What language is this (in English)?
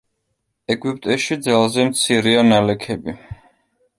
Georgian